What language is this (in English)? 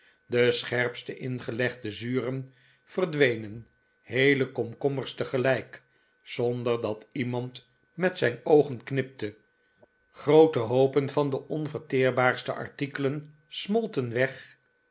Dutch